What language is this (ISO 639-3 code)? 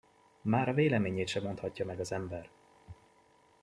hun